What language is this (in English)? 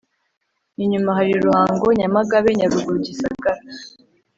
Kinyarwanda